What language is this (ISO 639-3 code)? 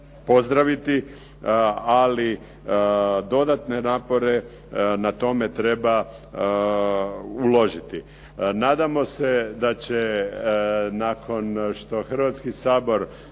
hrv